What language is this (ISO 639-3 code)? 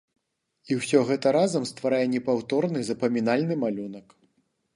bel